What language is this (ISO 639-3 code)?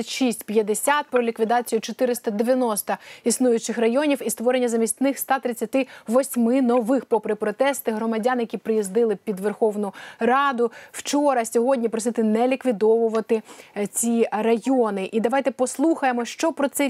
ukr